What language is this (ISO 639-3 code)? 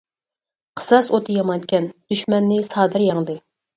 uig